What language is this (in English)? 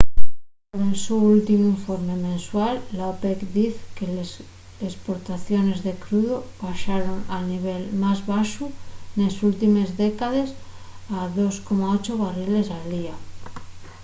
Asturian